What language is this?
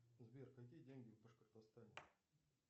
Russian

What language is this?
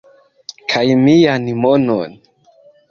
Esperanto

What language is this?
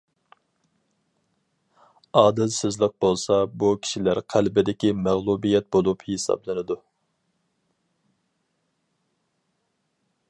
Uyghur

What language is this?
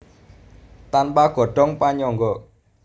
Javanese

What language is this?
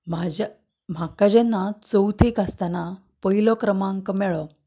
Konkani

